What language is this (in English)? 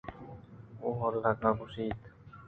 Eastern Balochi